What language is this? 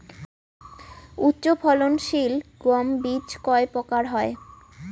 Bangla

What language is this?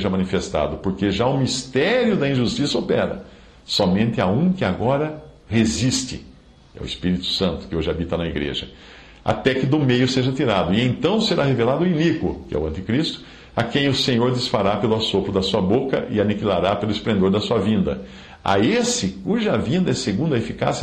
Portuguese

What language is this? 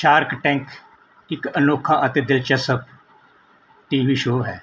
Punjabi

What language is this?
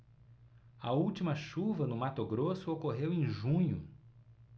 Portuguese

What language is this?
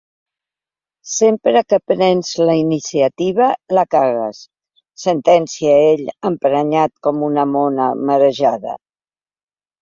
Catalan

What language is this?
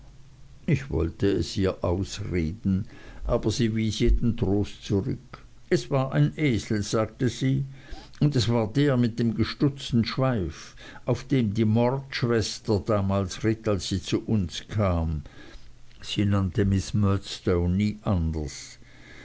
German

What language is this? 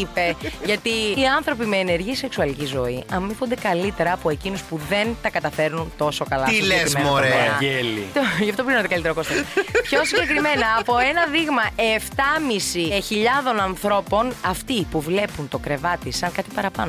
Greek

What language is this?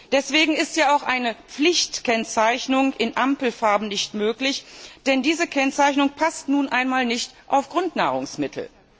German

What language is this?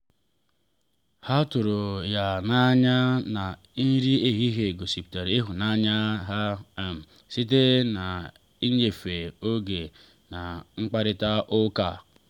Igbo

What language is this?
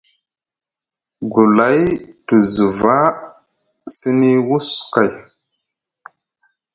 Musgu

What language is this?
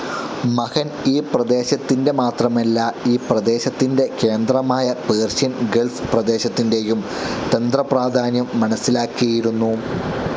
Malayalam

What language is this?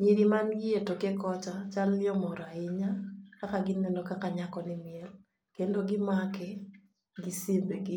Luo (Kenya and Tanzania)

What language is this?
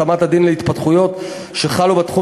Hebrew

